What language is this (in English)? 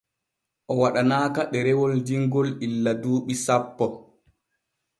Borgu Fulfulde